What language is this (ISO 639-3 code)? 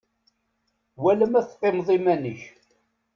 kab